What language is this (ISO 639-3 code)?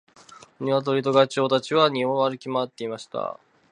jpn